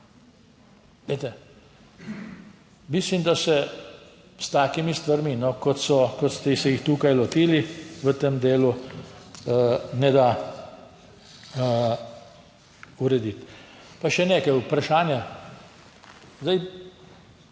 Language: Slovenian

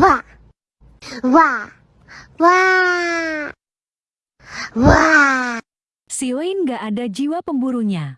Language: Indonesian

